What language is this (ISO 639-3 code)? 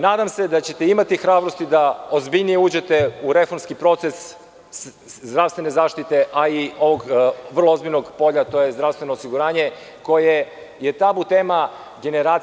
srp